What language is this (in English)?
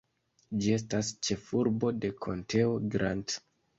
Esperanto